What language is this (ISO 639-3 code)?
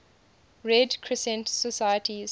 eng